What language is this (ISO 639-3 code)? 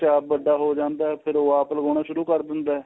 pan